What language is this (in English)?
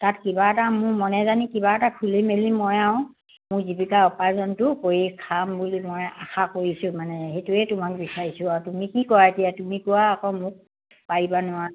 Assamese